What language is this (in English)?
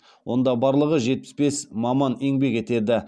Kazakh